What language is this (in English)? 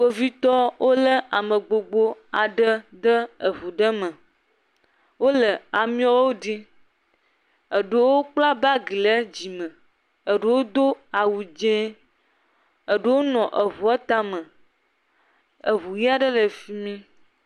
Ewe